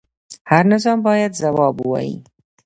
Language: Pashto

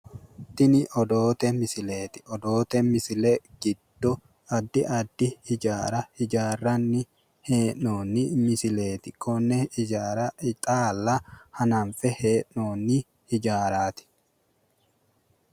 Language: Sidamo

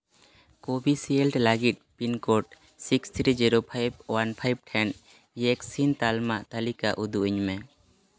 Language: Santali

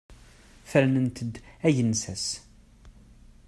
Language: Kabyle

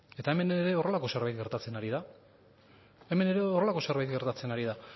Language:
Basque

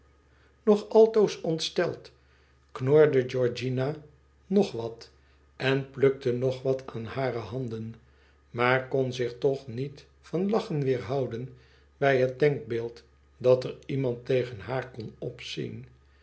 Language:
Dutch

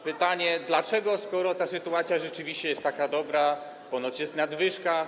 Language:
Polish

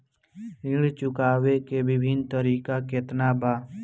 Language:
Bhojpuri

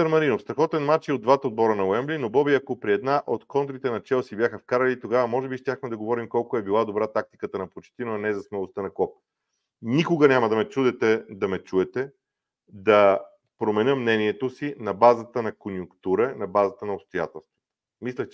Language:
Bulgarian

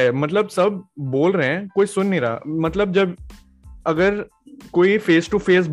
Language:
Hindi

